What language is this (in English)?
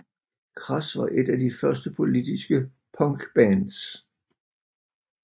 Danish